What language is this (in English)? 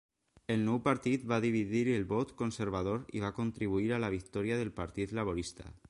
Catalan